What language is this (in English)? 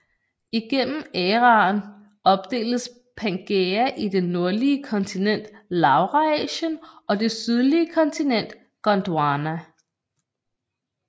Danish